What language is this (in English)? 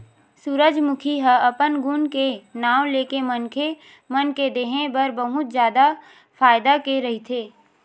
Chhattisgarhi